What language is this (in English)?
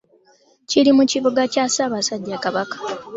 Ganda